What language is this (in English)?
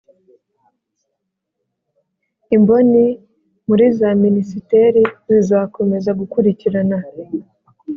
Kinyarwanda